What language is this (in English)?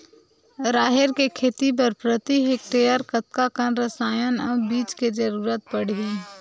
Chhattisgarhi